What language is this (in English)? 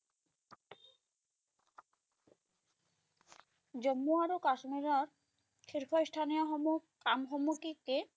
Bangla